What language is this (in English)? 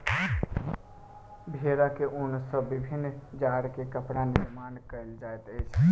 Maithili